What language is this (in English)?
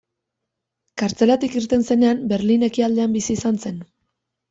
Basque